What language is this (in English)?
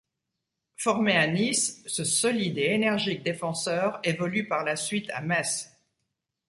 French